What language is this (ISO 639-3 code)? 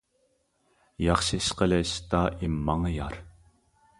uig